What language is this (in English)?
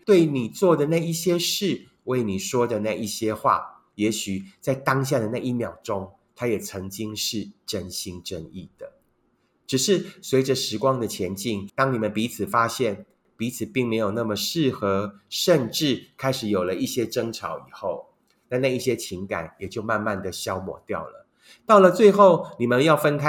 Chinese